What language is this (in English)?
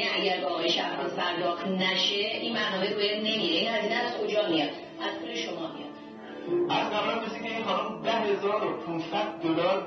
Persian